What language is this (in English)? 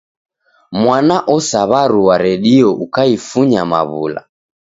Taita